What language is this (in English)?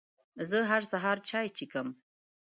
Pashto